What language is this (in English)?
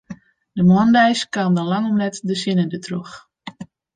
Western Frisian